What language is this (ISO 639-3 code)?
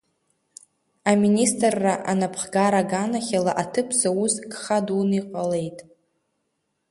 abk